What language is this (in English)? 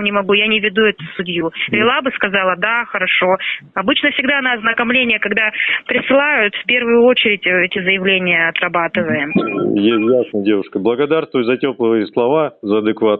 Russian